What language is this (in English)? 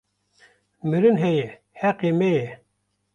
Kurdish